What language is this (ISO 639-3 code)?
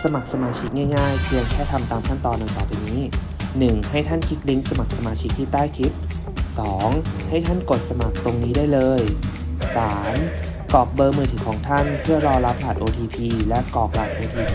tha